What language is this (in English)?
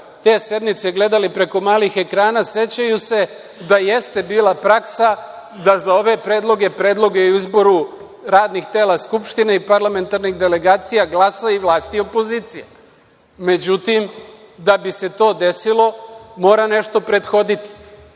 Serbian